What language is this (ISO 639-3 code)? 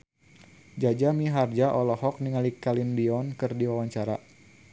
sun